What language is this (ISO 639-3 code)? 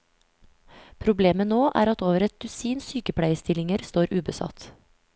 nor